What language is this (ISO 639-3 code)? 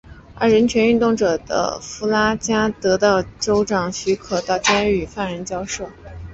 zho